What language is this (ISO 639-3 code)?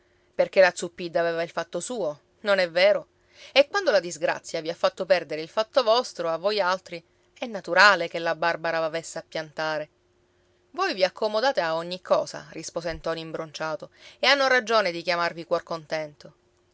ita